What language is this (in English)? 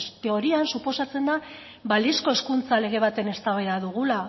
Basque